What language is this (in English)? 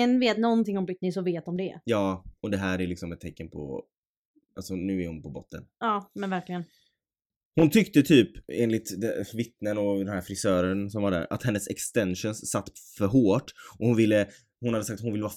Swedish